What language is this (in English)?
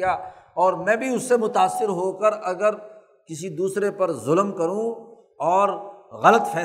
Urdu